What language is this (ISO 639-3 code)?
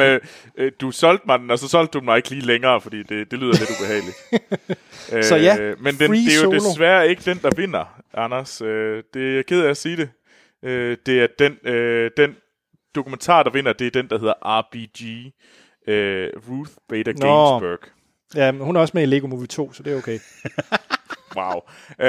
dan